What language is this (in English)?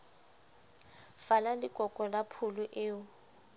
Southern Sotho